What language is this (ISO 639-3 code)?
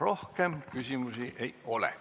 est